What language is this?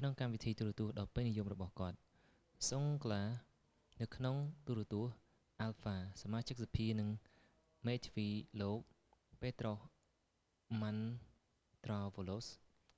Khmer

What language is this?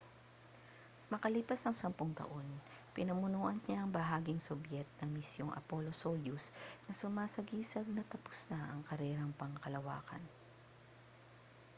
Filipino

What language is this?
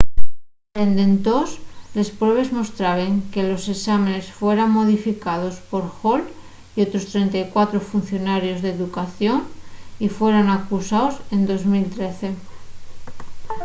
Asturian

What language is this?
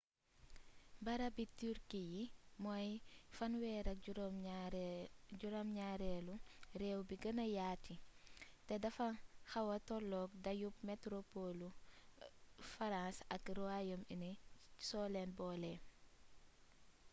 Wolof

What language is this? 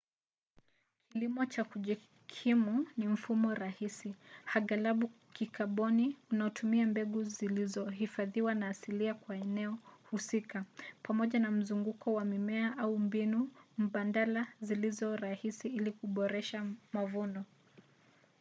Swahili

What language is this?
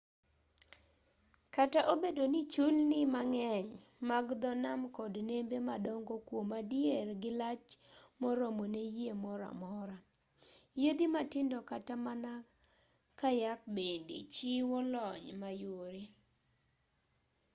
Luo (Kenya and Tanzania)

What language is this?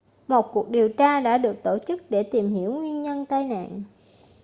Vietnamese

